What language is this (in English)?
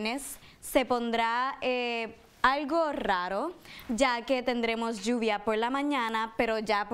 Spanish